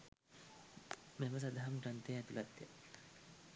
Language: Sinhala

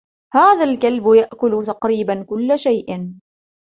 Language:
Arabic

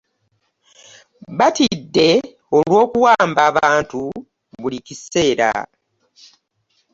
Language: Ganda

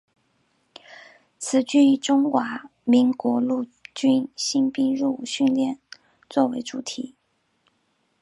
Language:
Chinese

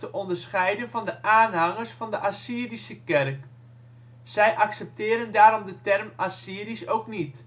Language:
Dutch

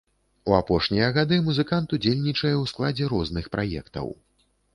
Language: Belarusian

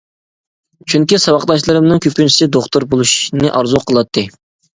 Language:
Uyghur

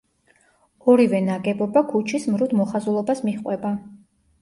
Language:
Georgian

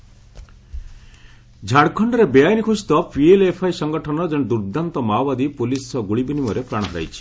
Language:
Odia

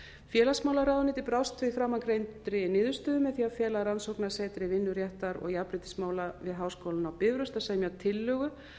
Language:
Icelandic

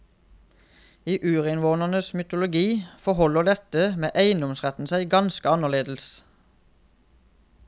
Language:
Norwegian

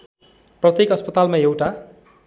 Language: Nepali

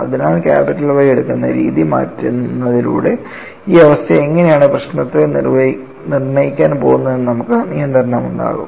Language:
Malayalam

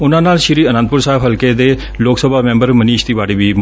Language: Punjabi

